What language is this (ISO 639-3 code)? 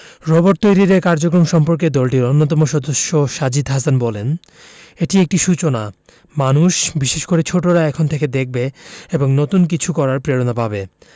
ben